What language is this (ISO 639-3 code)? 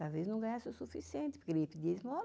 por